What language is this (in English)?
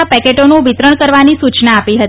Gujarati